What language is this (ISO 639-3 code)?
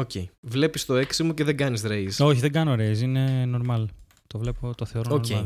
ell